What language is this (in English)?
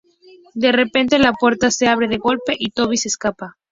Spanish